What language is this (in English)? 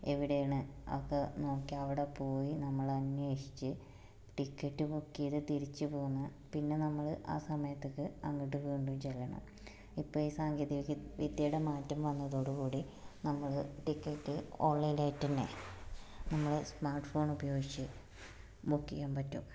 Malayalam